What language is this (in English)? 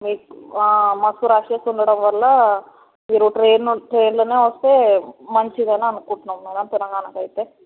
Telugu